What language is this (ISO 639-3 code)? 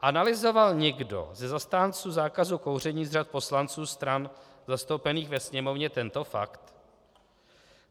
ces